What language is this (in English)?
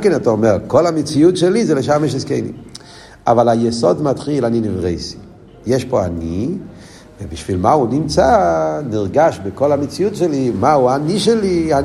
Hebrew